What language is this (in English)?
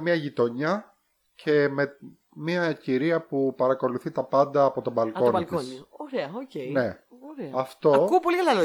Greek